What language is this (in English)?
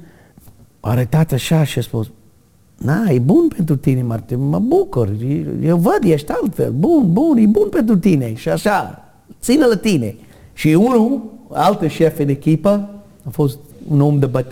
Romanian